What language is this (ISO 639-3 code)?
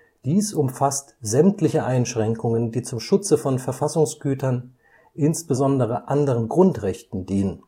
deu